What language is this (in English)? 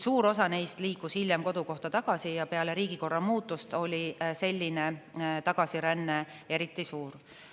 Estonian